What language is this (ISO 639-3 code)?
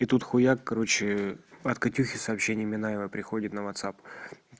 rus